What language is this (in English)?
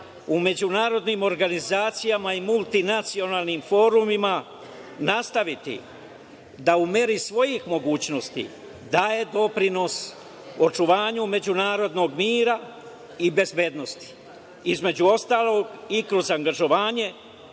Serbian